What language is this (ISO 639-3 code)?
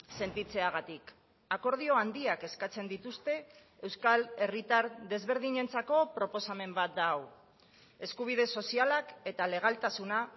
eus